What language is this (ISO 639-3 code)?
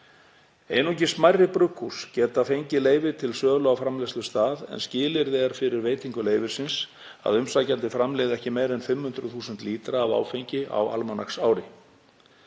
isl